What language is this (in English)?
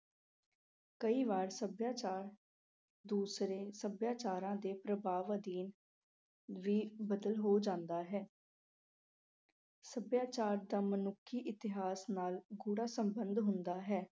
Punjabi